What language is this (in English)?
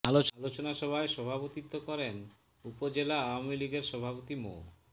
Bangla